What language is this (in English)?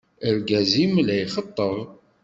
Kabyle